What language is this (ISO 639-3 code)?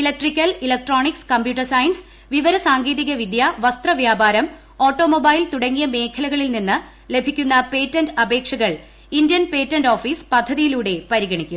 mal